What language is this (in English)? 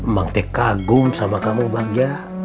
Indonesian